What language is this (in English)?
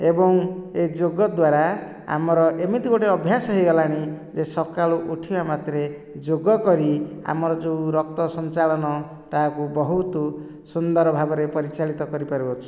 Odia